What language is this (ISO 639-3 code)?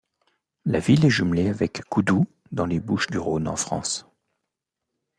fra